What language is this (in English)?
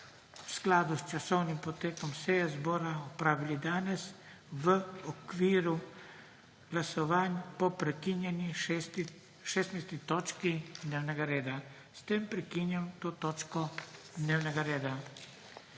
Slovenian